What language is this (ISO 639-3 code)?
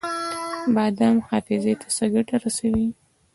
pus